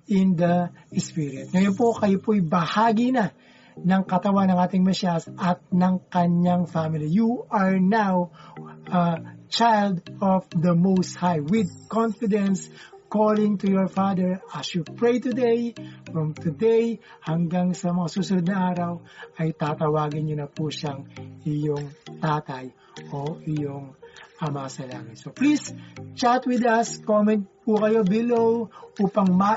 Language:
Filipino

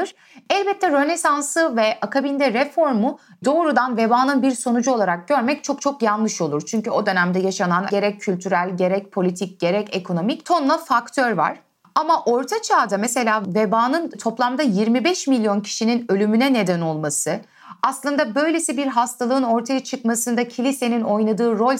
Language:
Turkish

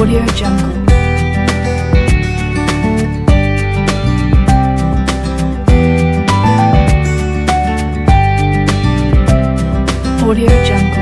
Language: English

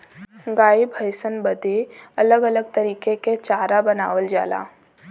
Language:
Bhojpuri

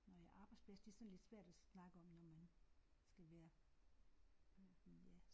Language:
Danish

